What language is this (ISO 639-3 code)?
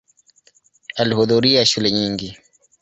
swa